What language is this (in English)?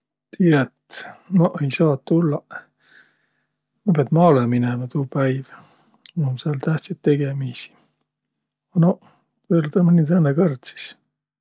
Võro